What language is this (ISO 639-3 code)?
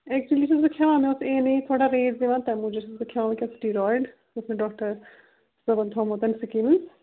kas